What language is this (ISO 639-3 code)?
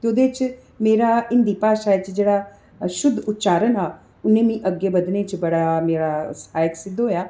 doi